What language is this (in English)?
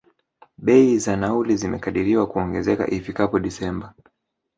Swahili